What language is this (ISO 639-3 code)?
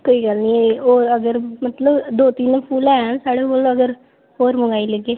doi